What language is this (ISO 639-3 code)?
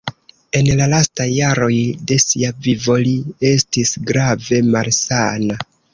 epo